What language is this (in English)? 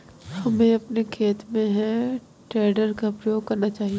Hindi